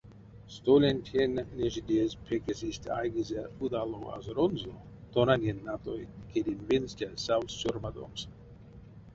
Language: Erzya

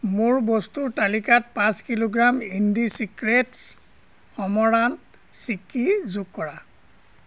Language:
Assamese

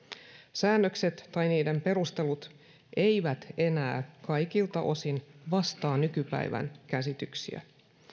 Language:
Finnish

